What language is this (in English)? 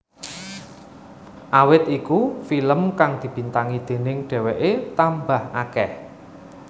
Javanese